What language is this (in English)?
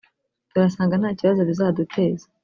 Kinyarwanda